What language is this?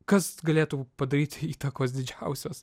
Lithuanian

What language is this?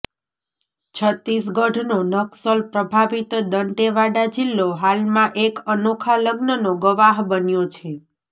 Gujarati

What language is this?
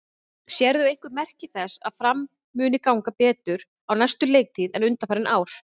Icelandic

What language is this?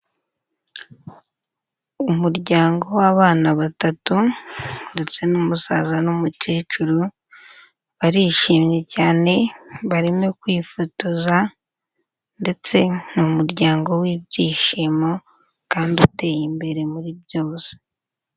Kinyarwanda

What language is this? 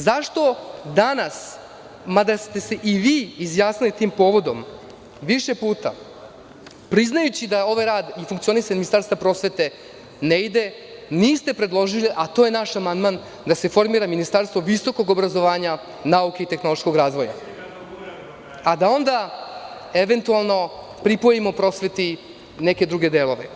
Serbian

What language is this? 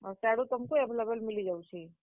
Odia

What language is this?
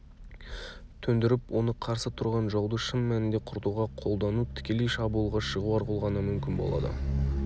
Kazakh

